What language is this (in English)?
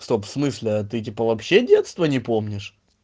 Russian